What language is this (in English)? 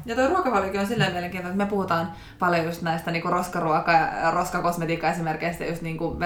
Finnish